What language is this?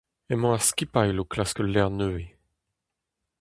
Breton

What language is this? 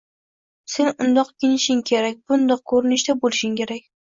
Uzbek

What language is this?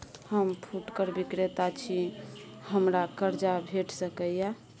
Maithili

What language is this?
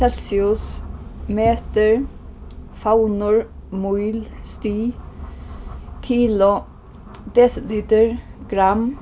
Faroese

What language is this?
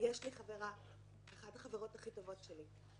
Hebrew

